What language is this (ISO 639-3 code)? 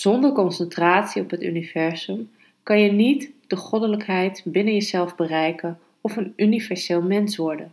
nld